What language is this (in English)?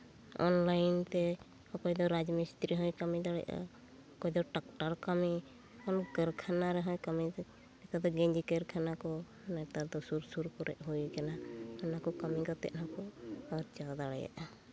Santali